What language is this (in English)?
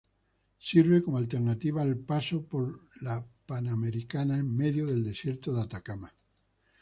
Spanish